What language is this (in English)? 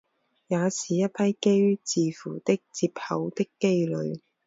Chinese